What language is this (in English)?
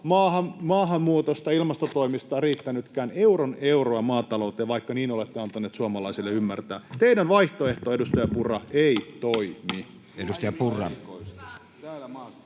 Finnish